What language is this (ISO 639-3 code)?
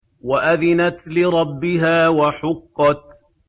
ara